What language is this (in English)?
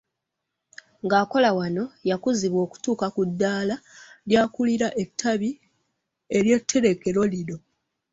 Ganda